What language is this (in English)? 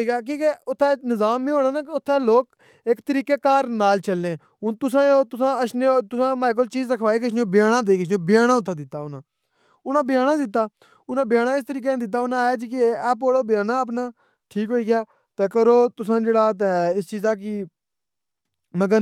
Pahari-Potwari